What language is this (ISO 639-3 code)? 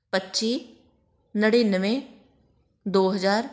pan